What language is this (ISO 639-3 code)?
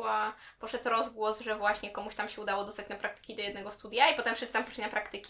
pol